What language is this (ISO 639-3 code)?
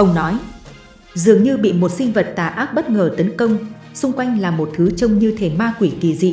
vie